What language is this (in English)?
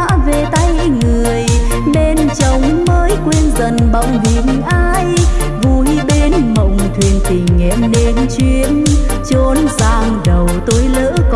Vietnamese